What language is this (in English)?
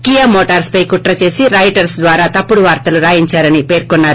Telugu